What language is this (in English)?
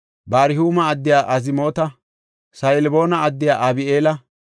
Gofa